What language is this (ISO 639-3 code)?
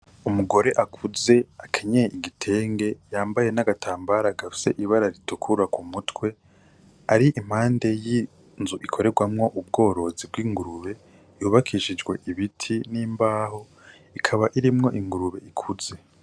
run